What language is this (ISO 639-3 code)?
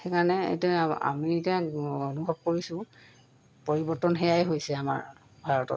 asm